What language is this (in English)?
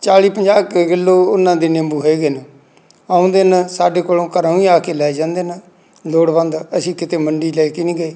Punjabi